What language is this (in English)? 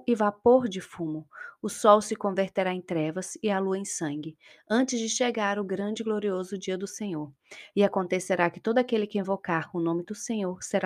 Portuguese